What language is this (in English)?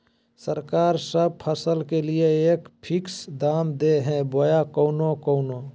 Magahi